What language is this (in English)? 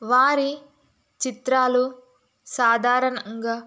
Telugu